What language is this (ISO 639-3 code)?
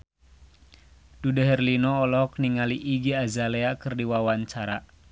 sun